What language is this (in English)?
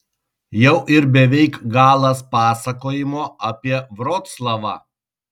Lithuanian